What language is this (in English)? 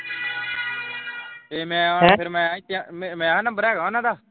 Punjabi